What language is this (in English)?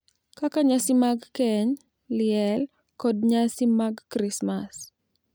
Luo (Kenya and Tanzania)